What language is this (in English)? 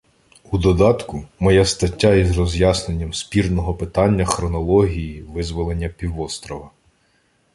Ukrainian